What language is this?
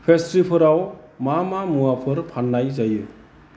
Bodo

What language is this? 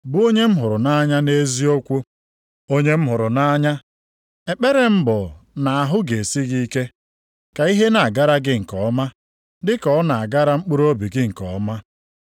Igbo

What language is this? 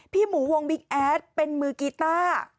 Thai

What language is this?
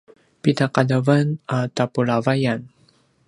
Paiwan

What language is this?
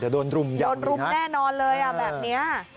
Thai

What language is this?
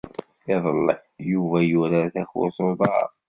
Kabyle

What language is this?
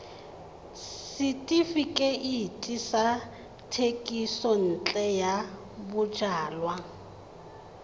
Tswana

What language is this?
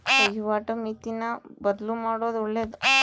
Kannada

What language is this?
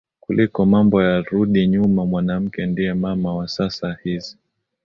Swahili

